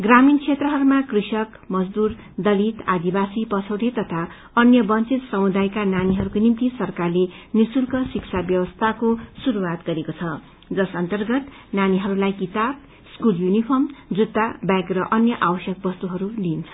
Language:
Nepali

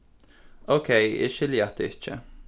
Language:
Faroese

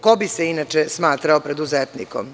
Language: Serbian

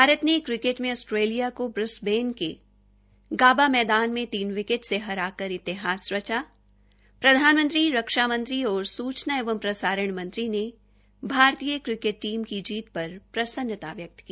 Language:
Hindi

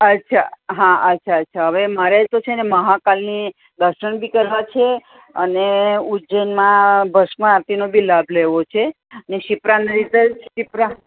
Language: Gujarati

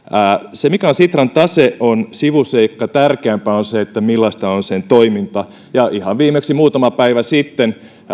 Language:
Finnish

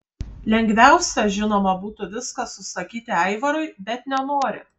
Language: Lithuanian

